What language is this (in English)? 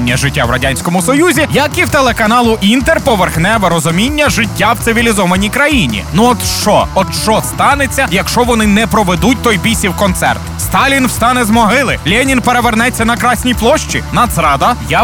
Ukrainian